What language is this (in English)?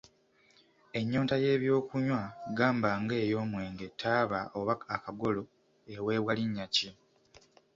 Ganda